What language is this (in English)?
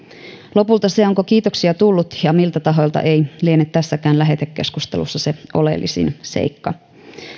Finnish